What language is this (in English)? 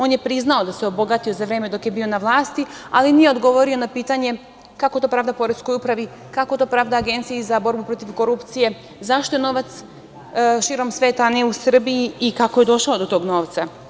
Serbian